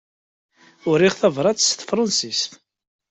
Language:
Kabyle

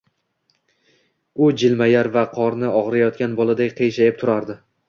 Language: Uzbek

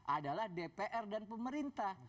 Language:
Indonesian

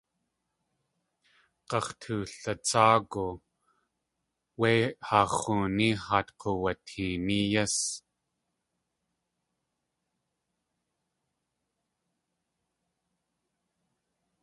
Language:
Tlingit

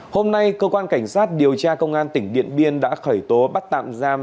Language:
Vietnamese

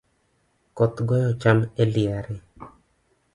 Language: Luo (Kenya and Tanzania)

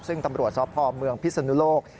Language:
Thai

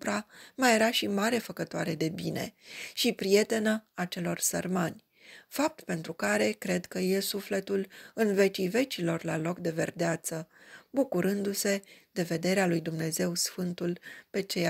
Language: Romanian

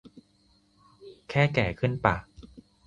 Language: Thai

